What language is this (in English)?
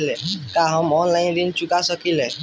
Bhojpuri